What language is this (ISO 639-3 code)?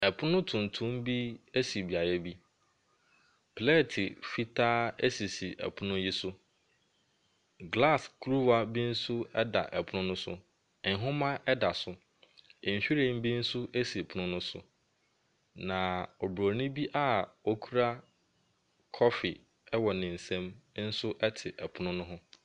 aka